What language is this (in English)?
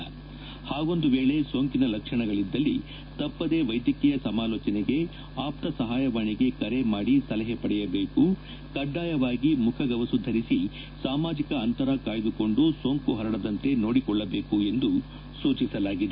Kannada